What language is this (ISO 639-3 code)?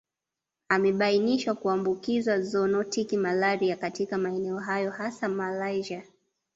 swa